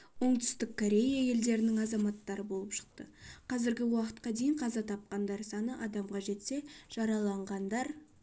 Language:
Kazakh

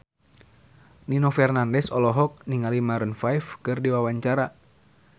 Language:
Sundanese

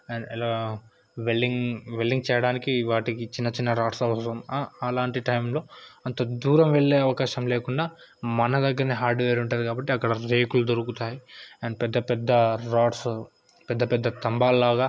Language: Telugu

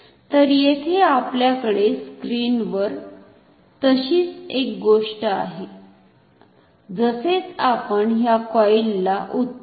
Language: Marathi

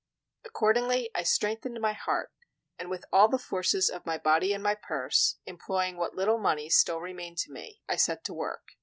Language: English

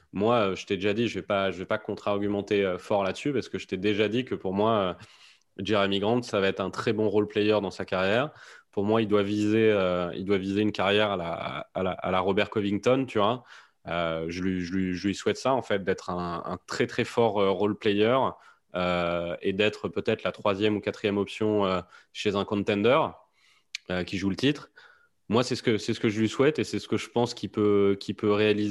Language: French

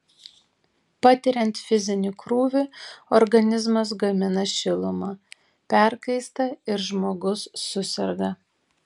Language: Lithuanian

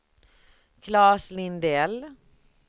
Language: Swedish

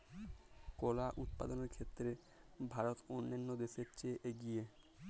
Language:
Bangla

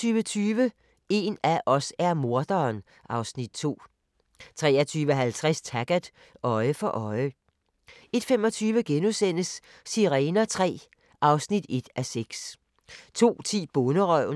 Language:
Danish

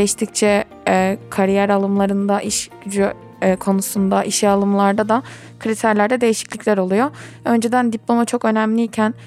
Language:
Turkish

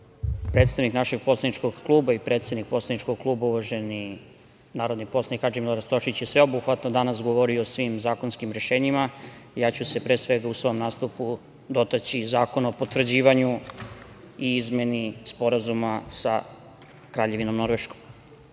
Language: Serbian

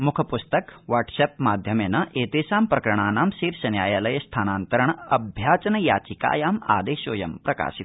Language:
Sanskrit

